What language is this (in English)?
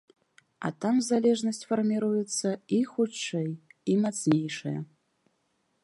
Belarusian